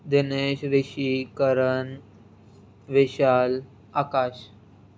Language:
Sindhi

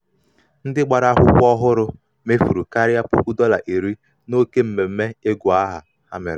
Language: Igbo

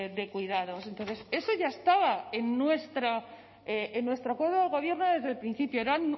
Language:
Spanish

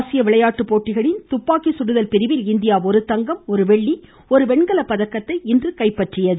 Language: Tamil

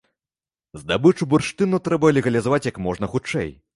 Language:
Belarusian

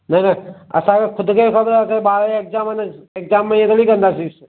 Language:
Sindhi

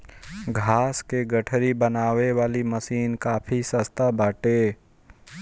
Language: Bhojpuri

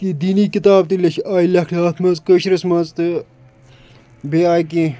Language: Kashmiri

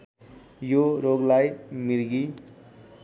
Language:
Nepali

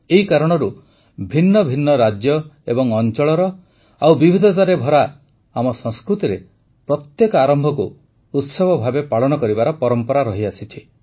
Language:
Odia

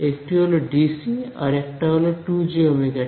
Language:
Bangla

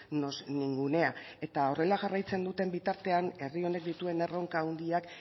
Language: Basque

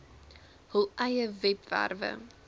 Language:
Afrikaans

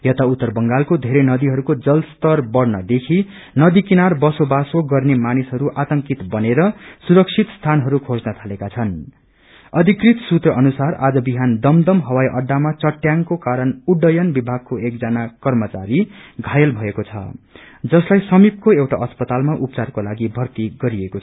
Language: Nepali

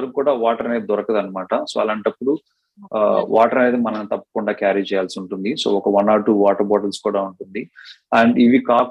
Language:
Telugu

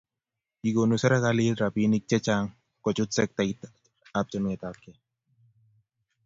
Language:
Kalenjin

